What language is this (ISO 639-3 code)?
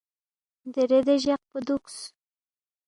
bft